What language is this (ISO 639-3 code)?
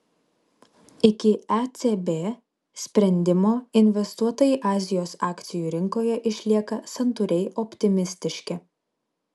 lit